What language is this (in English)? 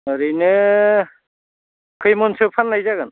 Bodo